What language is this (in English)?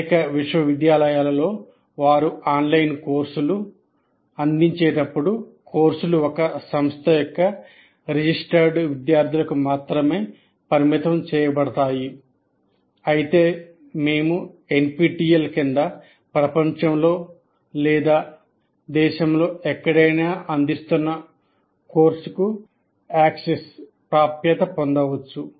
Telugu